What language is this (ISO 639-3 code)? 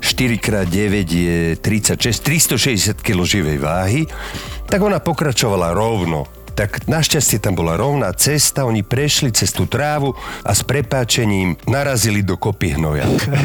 slk